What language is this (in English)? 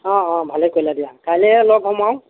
Assamese